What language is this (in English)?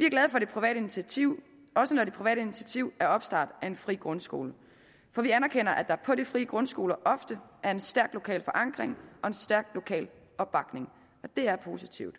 Danish